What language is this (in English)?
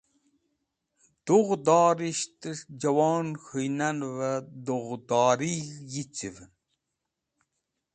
Wakhi